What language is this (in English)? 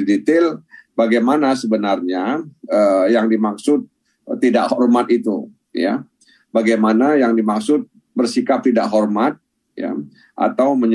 Indonesian